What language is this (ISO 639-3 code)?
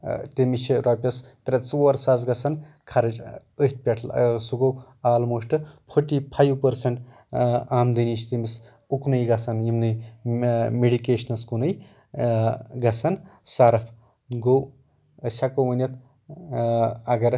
kas